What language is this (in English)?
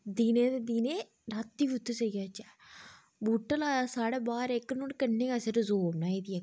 Dogri